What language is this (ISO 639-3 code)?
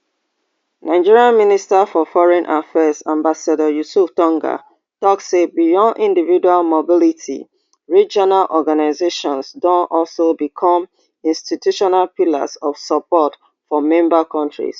pcm